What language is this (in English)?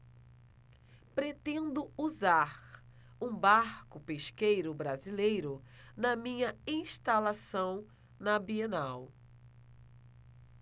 Portuguese